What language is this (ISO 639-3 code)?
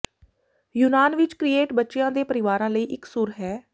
pan